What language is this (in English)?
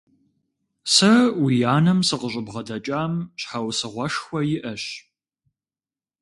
Kabardian